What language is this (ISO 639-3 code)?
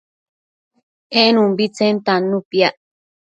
mcf